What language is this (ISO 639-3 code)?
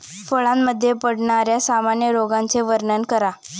mar